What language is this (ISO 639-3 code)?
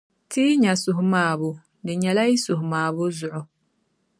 dag